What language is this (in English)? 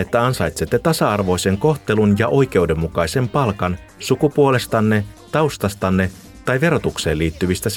Finnish